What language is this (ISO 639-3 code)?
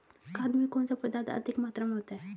hin